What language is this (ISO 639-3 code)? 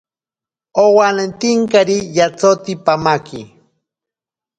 prq